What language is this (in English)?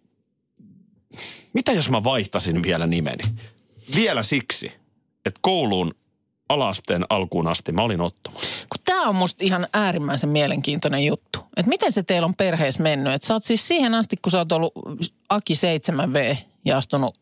Finnish